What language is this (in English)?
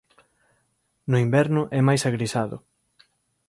Galician